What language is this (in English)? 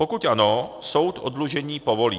Czech